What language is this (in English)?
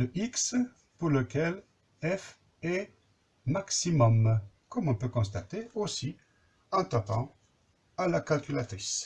French